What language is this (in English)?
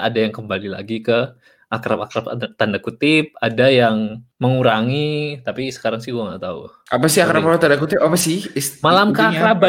Indonesian